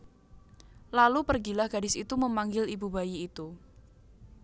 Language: Javanese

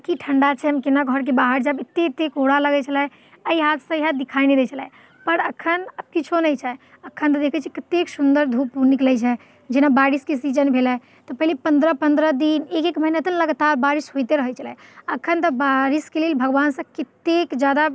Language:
Maithili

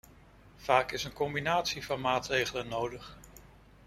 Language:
Dutch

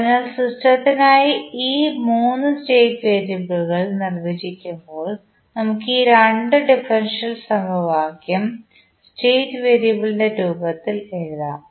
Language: Malayalam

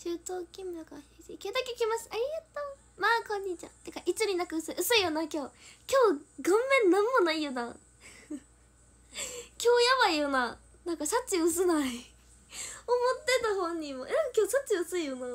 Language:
Japanese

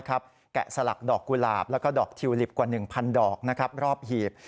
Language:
Thai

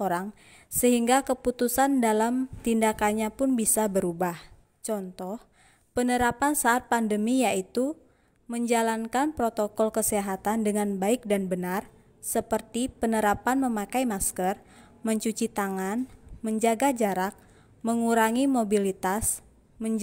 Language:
Indonesian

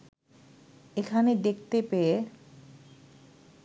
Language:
Bangla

